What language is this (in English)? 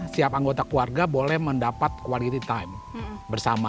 Indonesian